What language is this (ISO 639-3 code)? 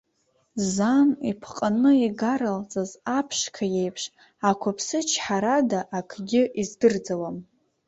abk